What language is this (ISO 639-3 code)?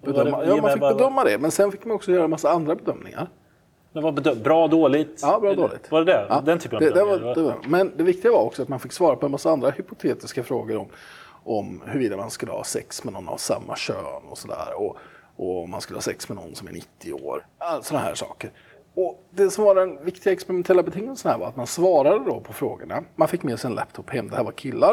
swe